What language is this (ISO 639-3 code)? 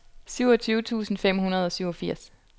dan